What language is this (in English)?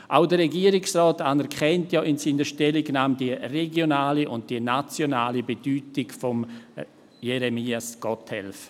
Swiss German